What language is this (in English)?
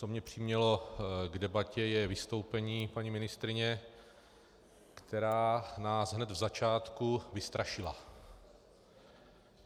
Czech